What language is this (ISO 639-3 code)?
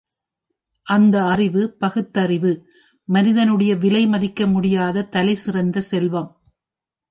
tam